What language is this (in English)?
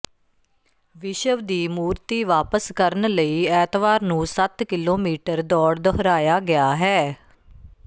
Punjabi